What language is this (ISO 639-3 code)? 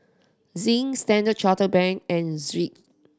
eng